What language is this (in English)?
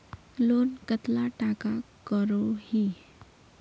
Magahi